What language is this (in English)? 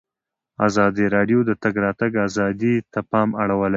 Pashto